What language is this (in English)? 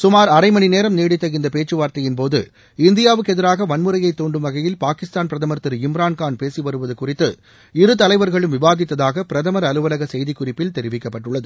Tamil